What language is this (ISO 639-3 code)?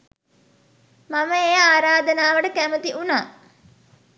sin